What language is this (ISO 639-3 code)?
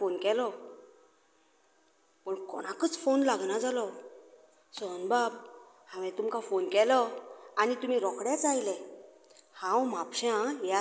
kok